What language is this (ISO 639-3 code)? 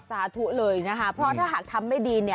tha